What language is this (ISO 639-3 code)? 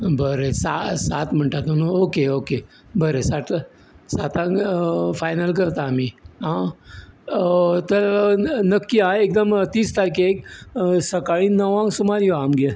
kok